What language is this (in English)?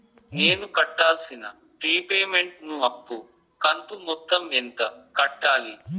Telugu